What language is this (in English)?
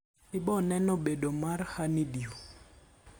Luo (Kenya and Tanzania)